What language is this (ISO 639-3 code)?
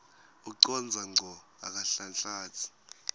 ssw